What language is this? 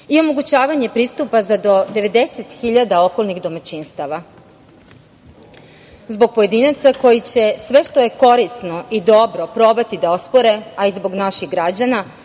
Serbian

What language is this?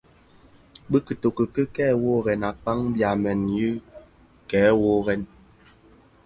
Bafia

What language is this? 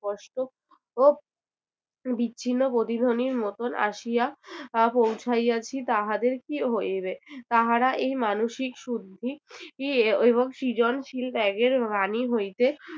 Bangla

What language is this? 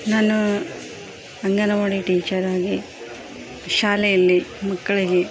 Kannada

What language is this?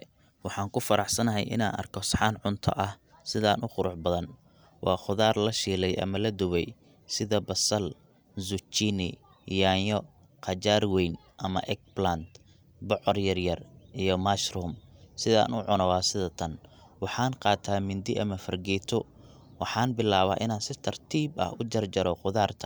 Somali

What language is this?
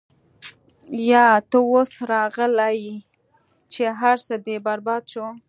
Pashto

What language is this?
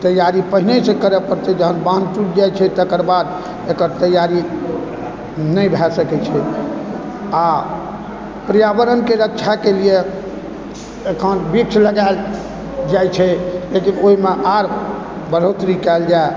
Maithili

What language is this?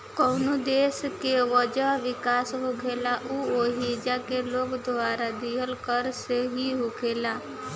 Bhojpuri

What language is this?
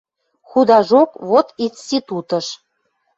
Western Mari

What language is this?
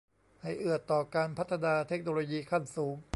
Thai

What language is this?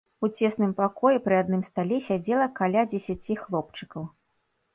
Belarusian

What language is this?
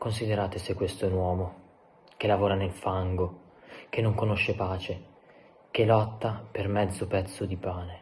Italian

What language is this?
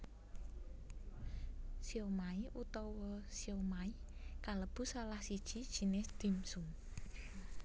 Javanese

